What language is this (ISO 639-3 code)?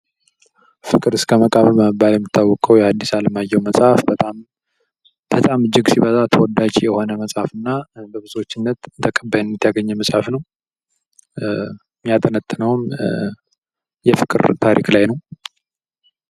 amh